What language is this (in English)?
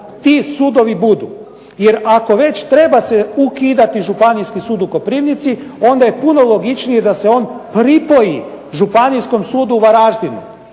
Croatian